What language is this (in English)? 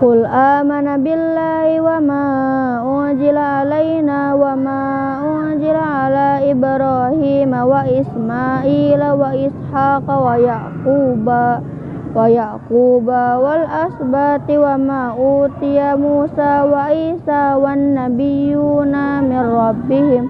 Indonesian